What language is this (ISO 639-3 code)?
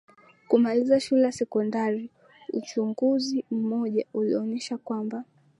swa